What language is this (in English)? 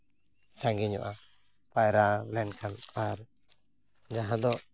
Santali